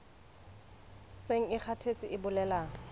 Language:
Southern Sotho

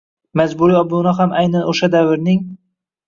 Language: Uzbek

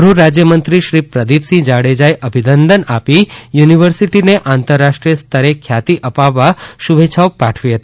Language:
Gujarati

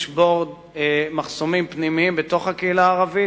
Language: Hebrew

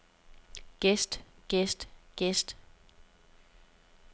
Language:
Danish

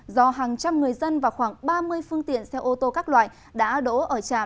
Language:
Vietnamese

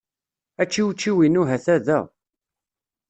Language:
Kabyle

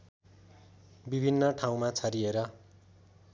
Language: Nepali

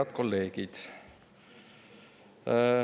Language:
Estonian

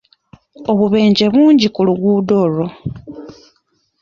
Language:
Ganda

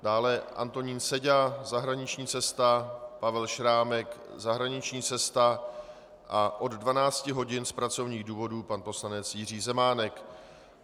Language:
Czech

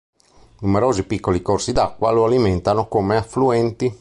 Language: Italian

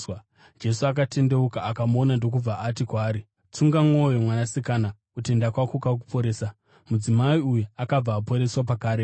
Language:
Shona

